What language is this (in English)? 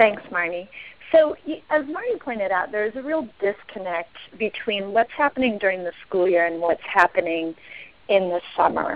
English